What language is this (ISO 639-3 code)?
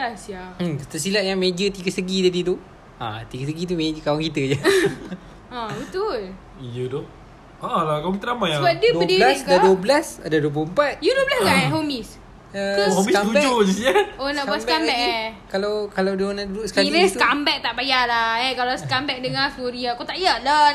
msa